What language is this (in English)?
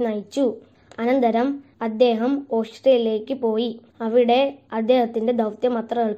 Italian